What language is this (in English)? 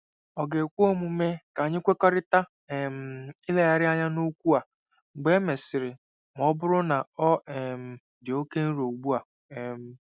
Igbo